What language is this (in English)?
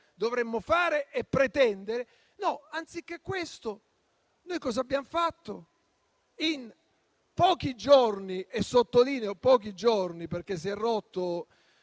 Italian